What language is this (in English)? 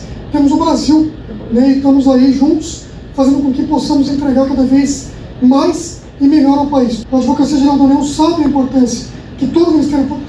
Portuguese